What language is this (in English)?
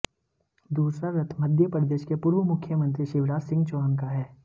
Hindi